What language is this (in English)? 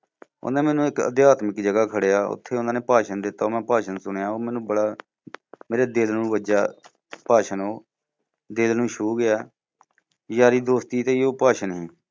Punjabi